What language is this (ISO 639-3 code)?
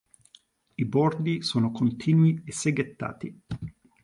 ita